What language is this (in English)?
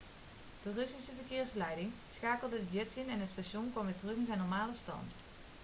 Dutch